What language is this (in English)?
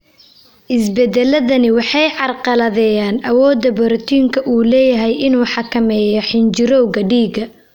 Somali